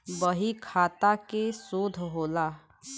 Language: Bhojpuri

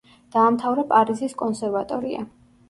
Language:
Georgian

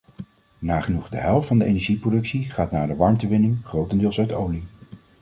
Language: Dutch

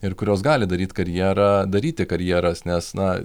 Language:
Lithuanian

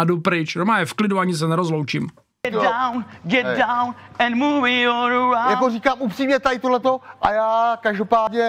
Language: Czech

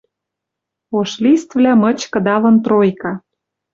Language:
Western Mari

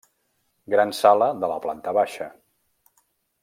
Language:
Catalan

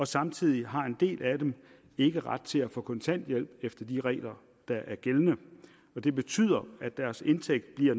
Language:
Danish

